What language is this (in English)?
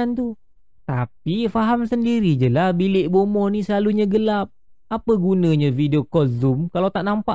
Malay